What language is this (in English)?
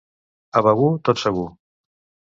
Catalan